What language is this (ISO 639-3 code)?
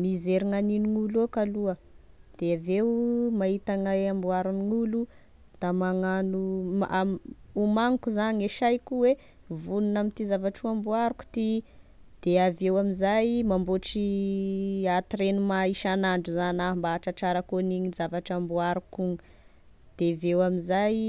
tkg